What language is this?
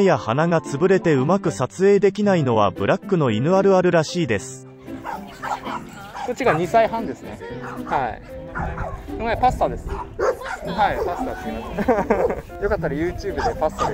Japanese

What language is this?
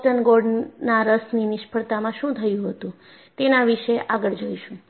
Gujarati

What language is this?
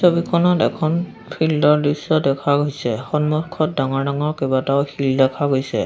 Assamese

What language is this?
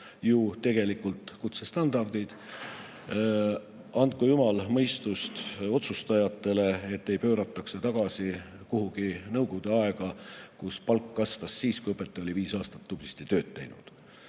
Estonian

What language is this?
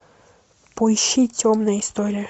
Russian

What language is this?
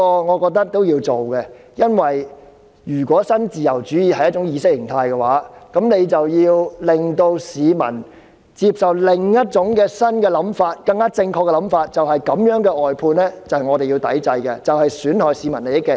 Cantonese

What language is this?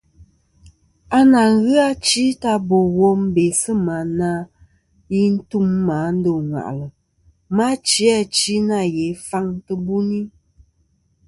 Kom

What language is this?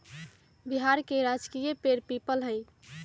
Magahi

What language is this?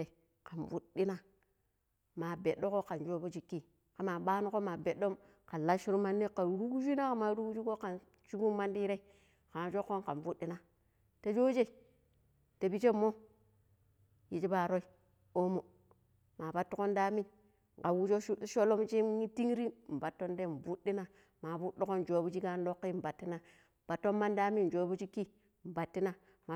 Pero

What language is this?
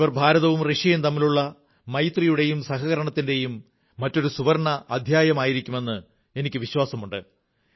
Malayalam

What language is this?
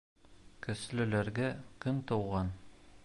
Bashkir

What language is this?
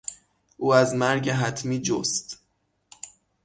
Persian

